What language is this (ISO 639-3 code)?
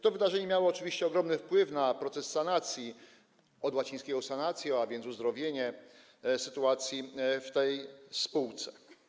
pol